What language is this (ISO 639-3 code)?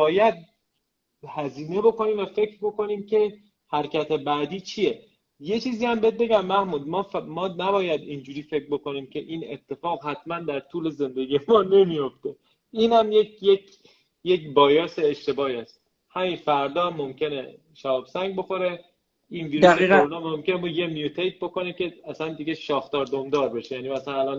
fas